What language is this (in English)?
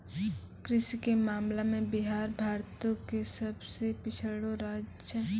Maithili